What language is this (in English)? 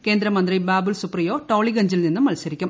Malayalam